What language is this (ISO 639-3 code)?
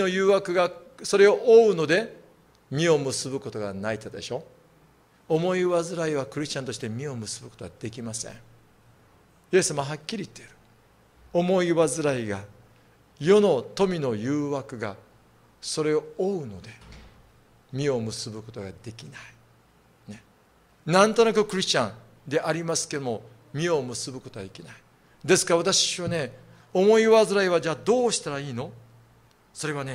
jpn